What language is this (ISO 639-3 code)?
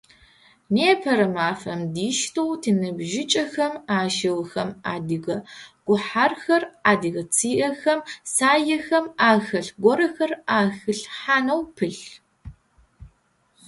ady